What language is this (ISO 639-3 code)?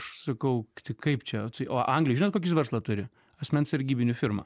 lit